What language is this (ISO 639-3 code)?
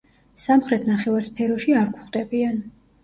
kat